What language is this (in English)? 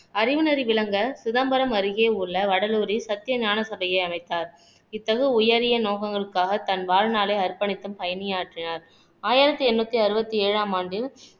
Tamil